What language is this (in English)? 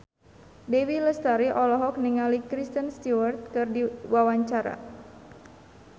Sundanese